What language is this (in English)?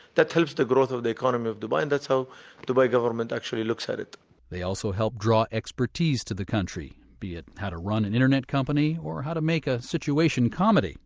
English